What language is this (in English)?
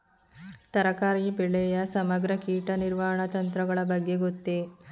Kannada